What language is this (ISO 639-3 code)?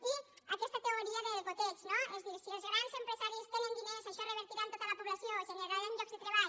cat